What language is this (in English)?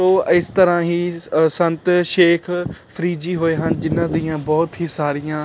Punjabi